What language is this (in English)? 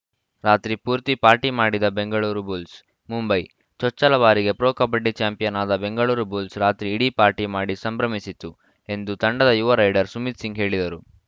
Kannada